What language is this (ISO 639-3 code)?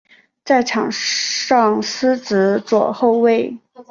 zho